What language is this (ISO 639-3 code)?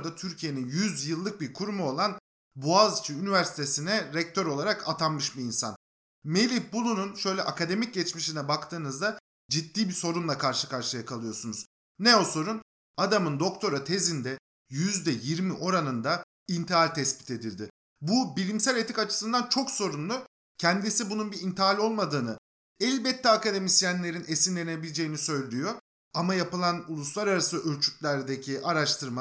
tur